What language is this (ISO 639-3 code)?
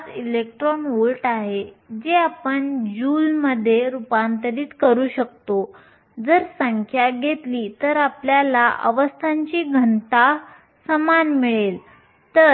mar